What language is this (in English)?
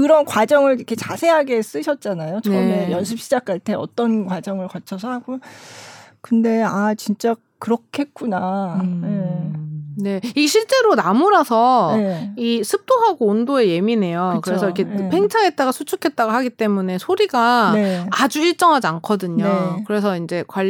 Korean